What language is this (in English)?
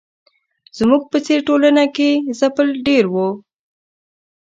Pashto